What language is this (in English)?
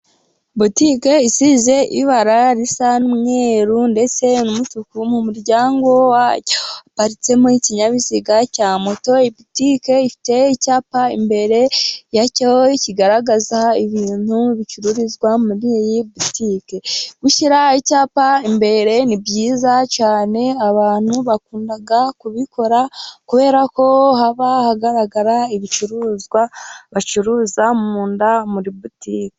Kinyarwanda